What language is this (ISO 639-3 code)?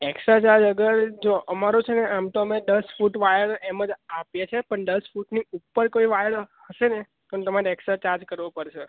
guj